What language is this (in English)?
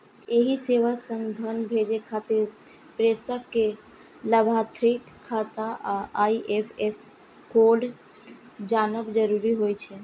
Maithili